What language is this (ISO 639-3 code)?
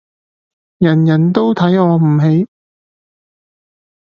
yue